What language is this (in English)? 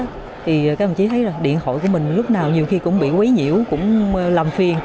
Vietnamese